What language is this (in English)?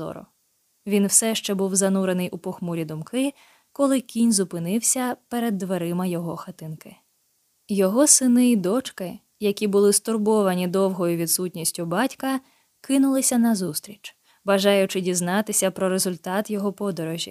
Ukrainian